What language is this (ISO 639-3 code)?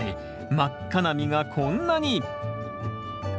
jpn